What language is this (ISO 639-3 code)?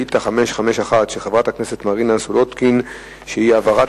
heb